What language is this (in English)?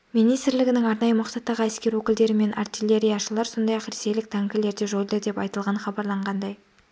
Kazakh